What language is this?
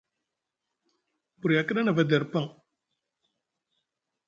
Musgu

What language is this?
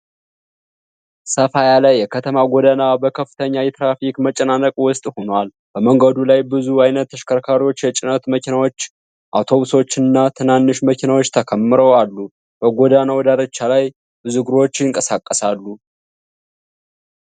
Amharic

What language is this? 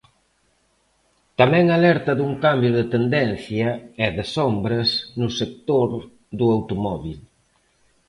Galician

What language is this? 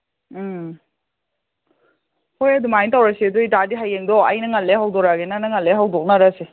Manipuri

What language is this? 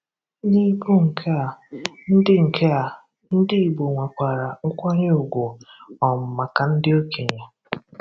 Igbo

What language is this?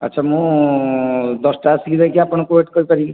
Odia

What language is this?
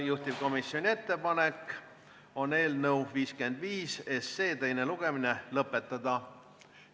Estonian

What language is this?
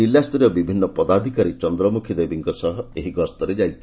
Odia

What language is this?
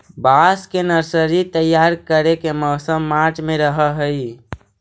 Magahi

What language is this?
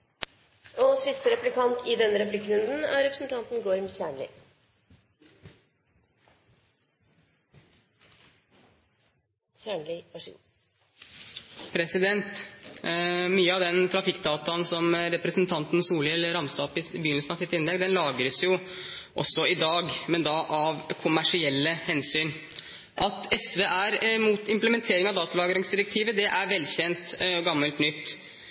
Norwegian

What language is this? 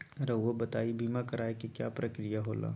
Magahi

